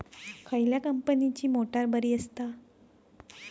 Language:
Marathi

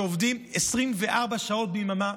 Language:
Hebrew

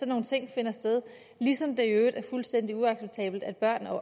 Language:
Danish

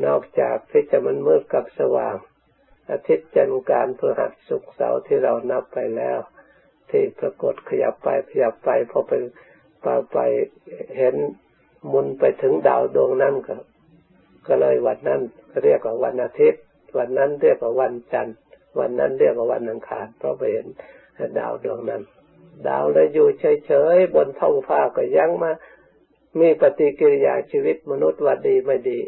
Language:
Thai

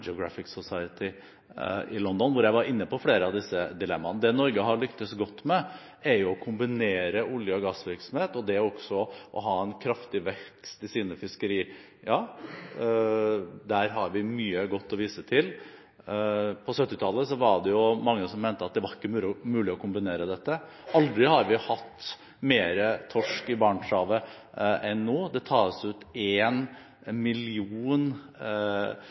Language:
Norwegian Bokmål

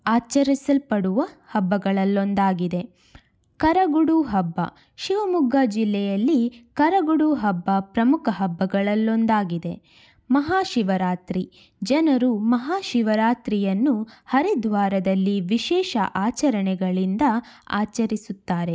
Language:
Kannada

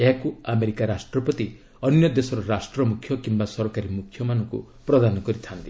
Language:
Odia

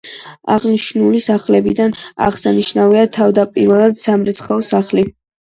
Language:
Georgian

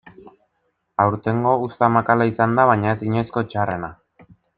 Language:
Basque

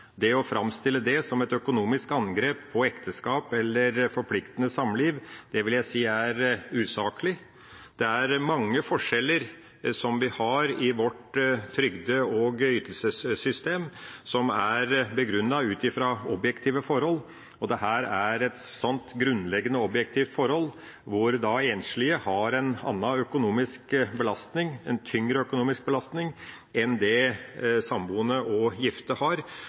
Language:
Norwegian Bokmål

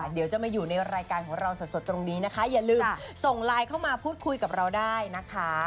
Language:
Thai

